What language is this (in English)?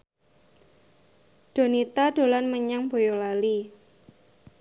Javanese